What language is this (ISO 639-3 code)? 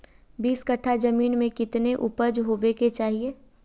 mag